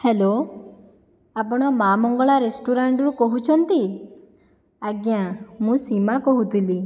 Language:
Odia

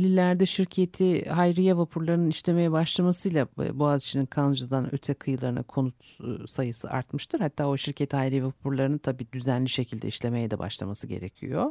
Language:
Turkish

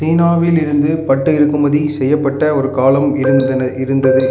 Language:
Tamil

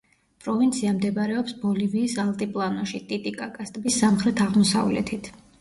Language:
Georgian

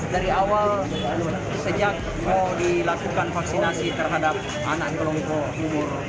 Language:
Indonesian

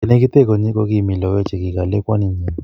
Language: Kalenjin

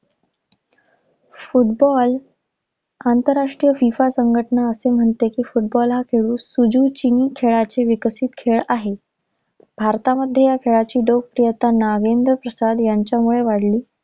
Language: Marathi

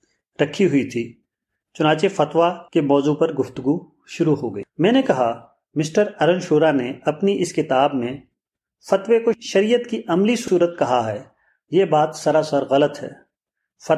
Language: Urdu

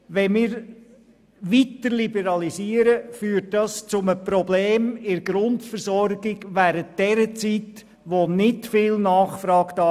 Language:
Swiss German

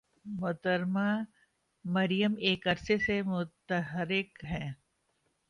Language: Urdu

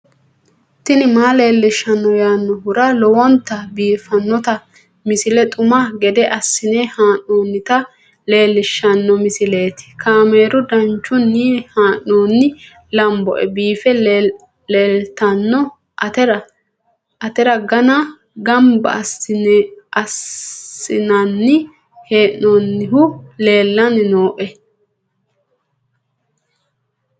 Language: Sidamo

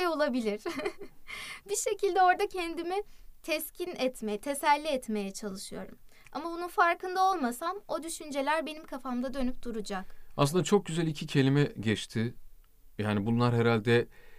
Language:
Turkish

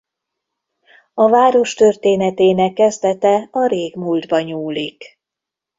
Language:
Hungarian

